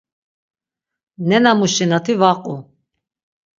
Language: Laz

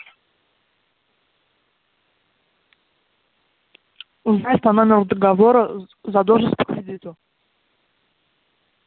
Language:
Russian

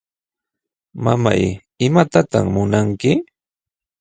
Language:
Sihuas Ancash Quechua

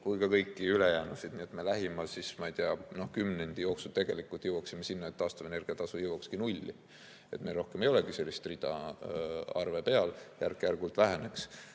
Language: Estonian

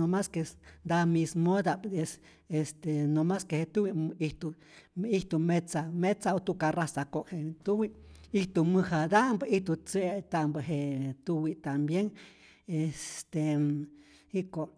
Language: Rayón Zoque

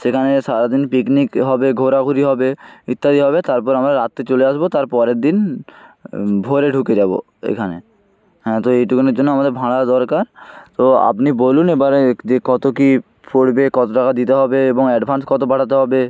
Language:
Bangla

